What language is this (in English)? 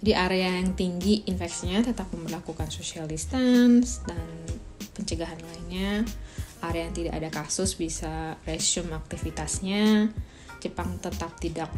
Indonesian